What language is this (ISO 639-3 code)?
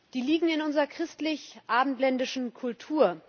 deu